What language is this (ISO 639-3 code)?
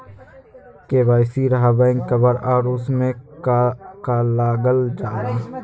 mag